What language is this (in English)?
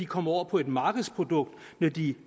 Danish